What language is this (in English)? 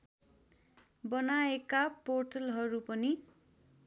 Nepali